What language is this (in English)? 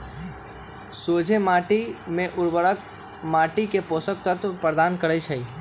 Magahi